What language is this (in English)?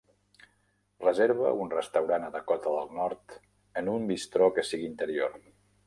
Catalan